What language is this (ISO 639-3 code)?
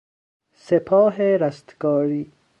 fas